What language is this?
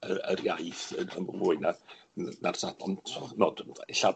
Welsh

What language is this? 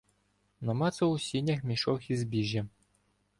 Ukrainian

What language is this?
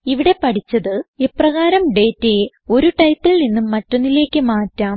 Malayalam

